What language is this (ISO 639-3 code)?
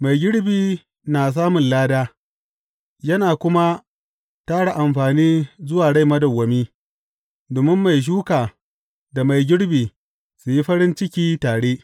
hau